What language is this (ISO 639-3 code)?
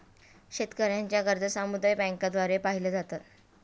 mar